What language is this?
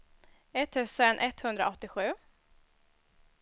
Swedish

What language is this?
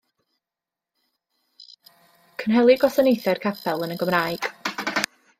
Welsh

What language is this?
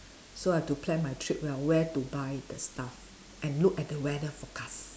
English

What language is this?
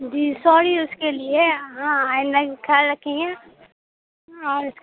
Urdu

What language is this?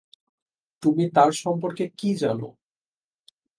Bangla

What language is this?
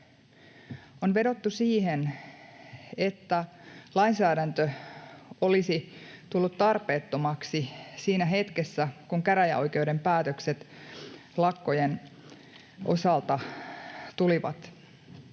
Finnish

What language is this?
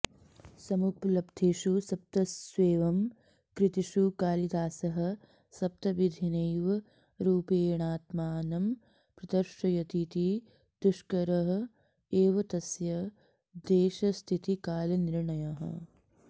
Sanskrit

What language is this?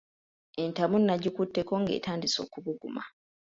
Ganda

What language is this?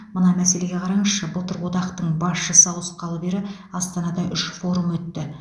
Kazakh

